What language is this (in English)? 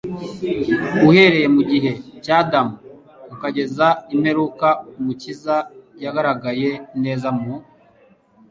Kinyarwanda